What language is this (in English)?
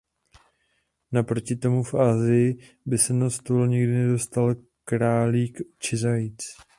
Czech